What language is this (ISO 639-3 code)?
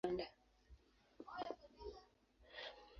swa